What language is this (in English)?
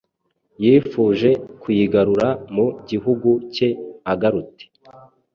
Kinyarwanda